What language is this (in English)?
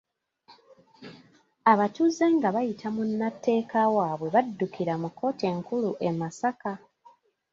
Ganda